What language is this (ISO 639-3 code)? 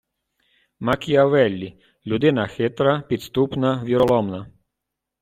ukr